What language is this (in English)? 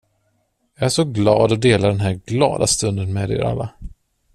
Swedish